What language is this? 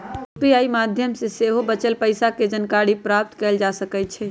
Magahi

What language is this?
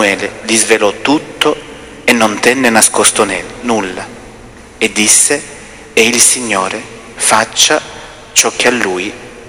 Italian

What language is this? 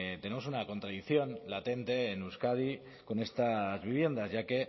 Spanish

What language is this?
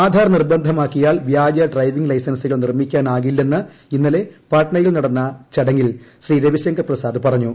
Malayalam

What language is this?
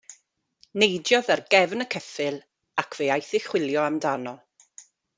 Welsh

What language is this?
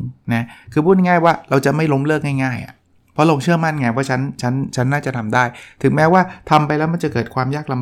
Thai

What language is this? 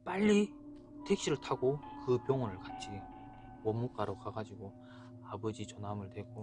Korean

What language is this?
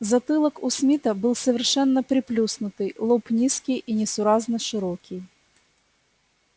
Russian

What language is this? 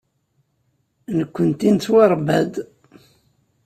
Kabyle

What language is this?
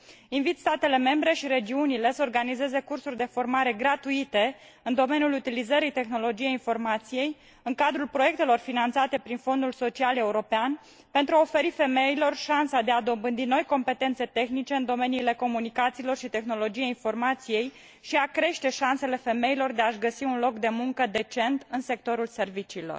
Romanian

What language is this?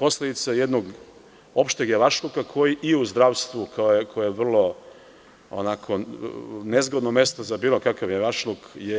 Serbian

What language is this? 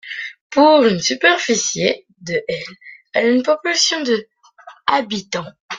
French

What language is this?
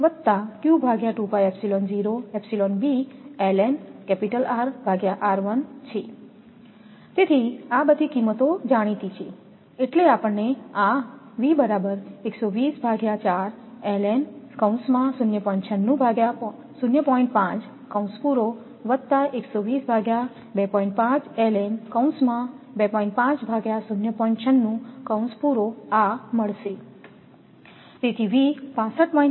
Gujarati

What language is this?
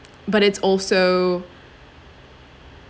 English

